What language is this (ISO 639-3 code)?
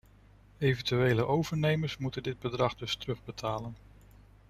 nld